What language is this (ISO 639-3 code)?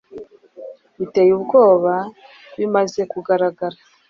kin